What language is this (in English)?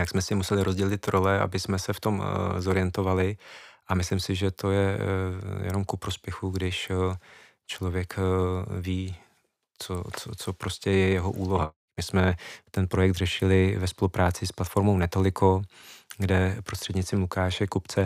Czech